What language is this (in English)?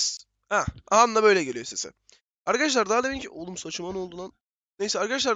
Turkish